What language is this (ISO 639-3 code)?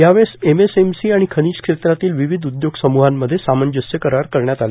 mar